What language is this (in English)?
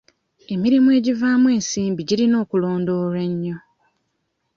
Ganda